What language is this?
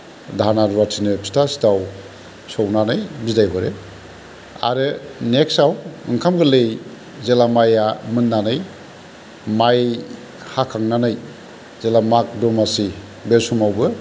Bodo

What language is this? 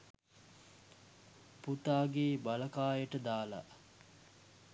Sinhala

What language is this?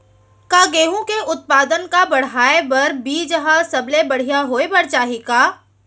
Chhattisgarhi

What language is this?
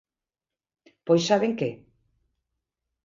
Galician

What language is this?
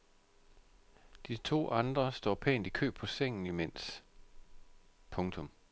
Danish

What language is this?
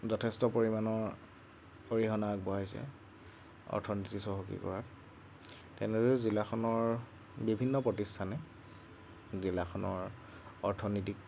Assamese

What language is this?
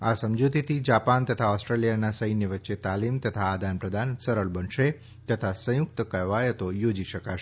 Gujarati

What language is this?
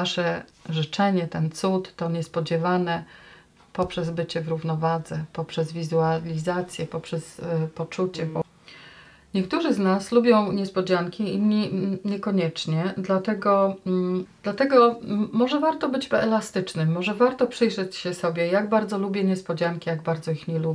Polish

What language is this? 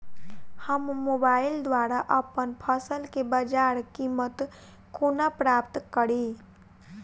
Maithili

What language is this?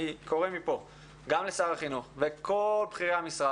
Hebrew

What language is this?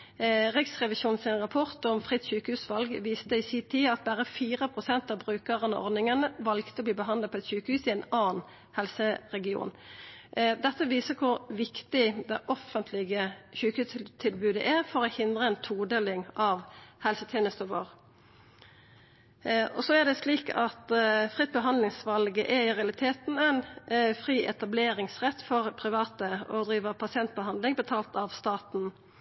Norwegian Nynorsk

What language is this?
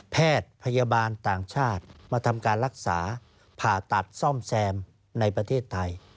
Thai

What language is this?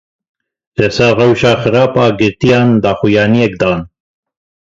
Kurdish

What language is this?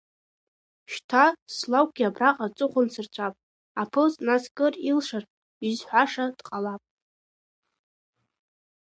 Abkhazian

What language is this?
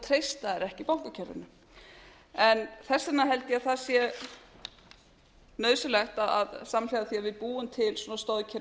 Icelandic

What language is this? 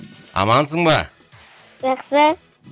Kazakh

